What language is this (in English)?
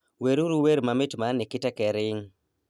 Luo (Kenya and Tanzania)